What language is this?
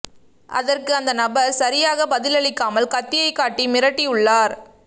Tamil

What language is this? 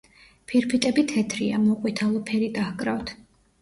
Georgian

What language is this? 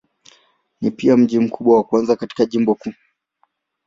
Swahili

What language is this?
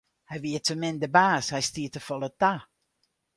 Western Frisian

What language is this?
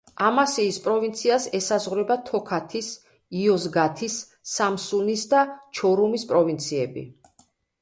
Georgian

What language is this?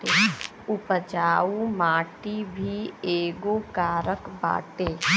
Bhojpuri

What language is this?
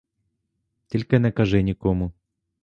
Ukrainian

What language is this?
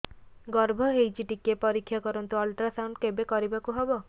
Odia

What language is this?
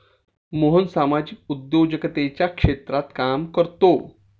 Marathi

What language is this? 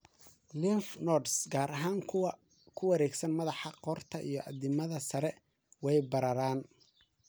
Somali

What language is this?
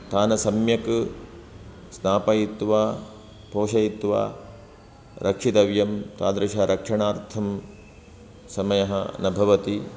Sanskrit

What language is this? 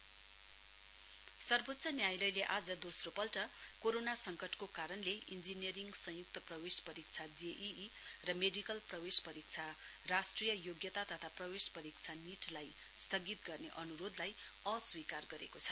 Nepali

